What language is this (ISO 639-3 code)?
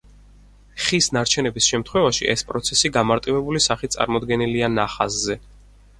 kat